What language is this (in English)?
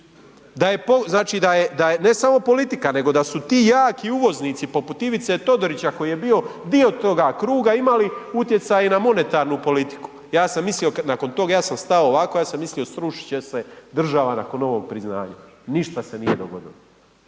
Croatian